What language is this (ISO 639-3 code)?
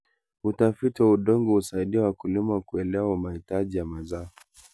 kln